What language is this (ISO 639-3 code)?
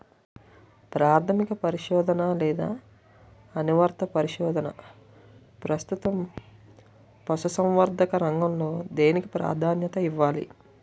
tel